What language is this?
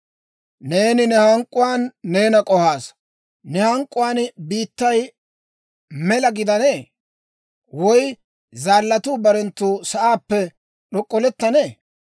Dawro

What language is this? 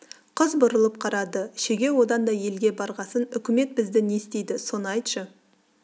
Kazakh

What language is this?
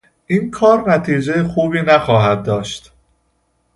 Persian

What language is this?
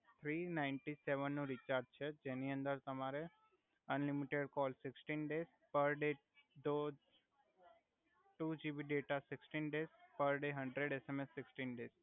Gujarati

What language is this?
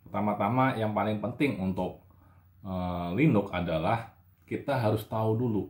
Indonesian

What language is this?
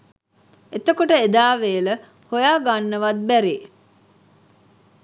Sinhala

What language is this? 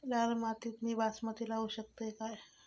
Marathi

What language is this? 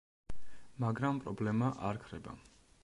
Georgian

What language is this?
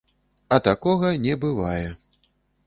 Belarusian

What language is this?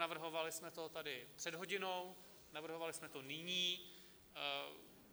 Czech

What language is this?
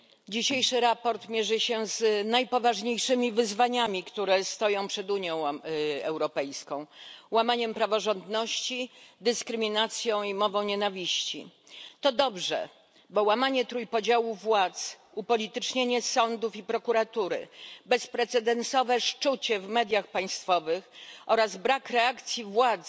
Polish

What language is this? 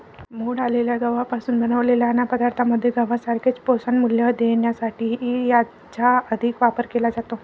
Marathi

